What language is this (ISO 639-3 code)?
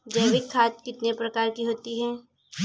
hin